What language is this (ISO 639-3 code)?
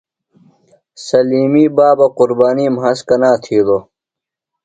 phl